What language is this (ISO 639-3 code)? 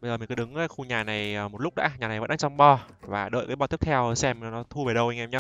vie